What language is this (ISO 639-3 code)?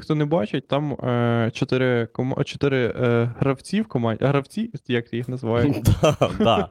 ukr